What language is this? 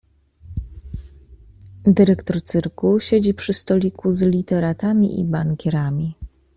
Polish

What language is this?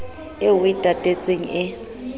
Southern Sotho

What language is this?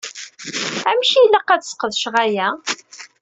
Kabyle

